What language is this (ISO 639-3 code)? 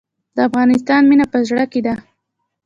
pus